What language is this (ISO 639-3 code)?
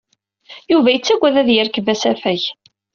kab